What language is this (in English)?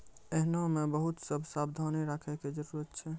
Maithili